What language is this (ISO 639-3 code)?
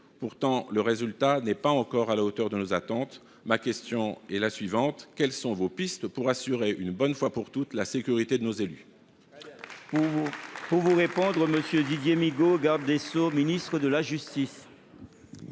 fra